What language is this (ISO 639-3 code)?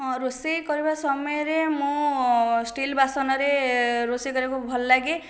ori